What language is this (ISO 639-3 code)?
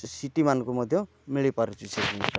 ori